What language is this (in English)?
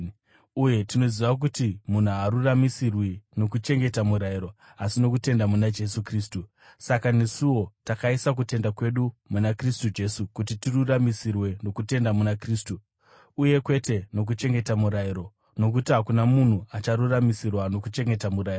Shona